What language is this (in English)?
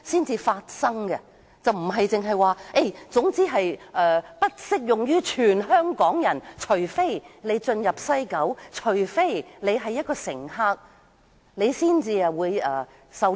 Cantonese